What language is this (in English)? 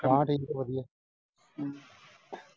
Punjabi